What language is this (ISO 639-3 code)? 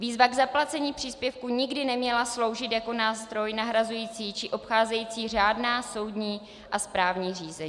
ces